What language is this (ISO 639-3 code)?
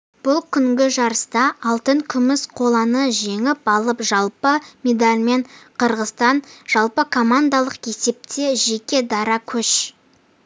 kaz